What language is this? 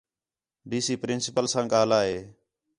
Khetrani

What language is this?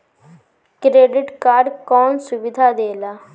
Bhojpuri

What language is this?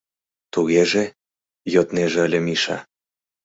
Mari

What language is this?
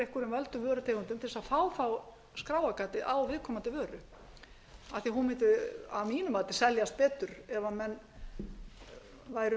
Icelandic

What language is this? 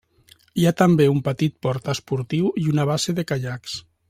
Catalan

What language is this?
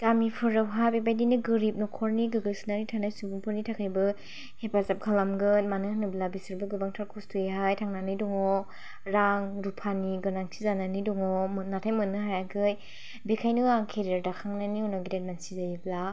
Bodo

